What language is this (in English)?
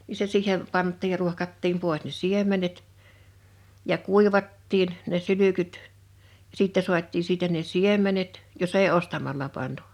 Finnish